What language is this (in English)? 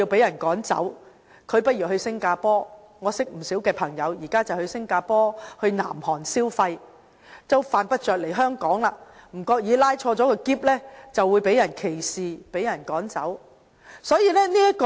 Cantonese